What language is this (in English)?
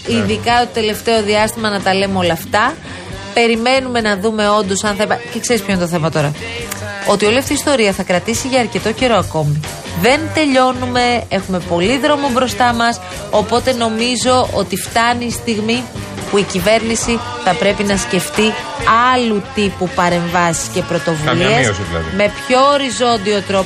Greek